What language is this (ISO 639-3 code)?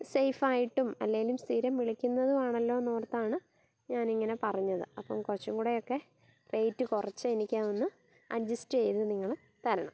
mal